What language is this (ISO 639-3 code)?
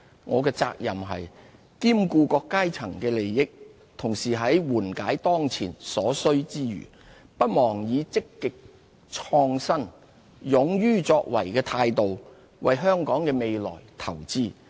yue